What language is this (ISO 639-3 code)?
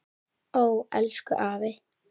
isl